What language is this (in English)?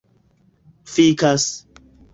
Esperanto